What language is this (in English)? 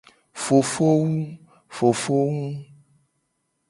Gen